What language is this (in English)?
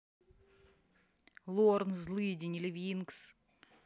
Russian